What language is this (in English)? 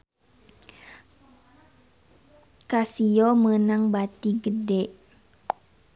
Sundanese